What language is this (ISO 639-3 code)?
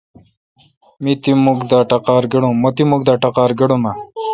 xka